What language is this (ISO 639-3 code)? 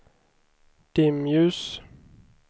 swe